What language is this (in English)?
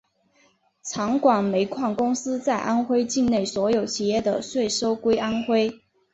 Chinese